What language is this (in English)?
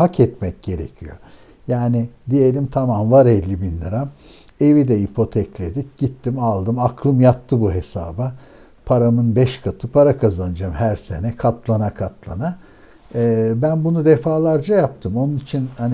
Turkish